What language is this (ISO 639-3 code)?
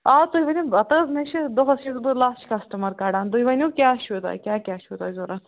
kas